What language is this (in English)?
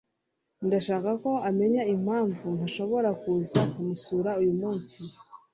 Kinyarwanda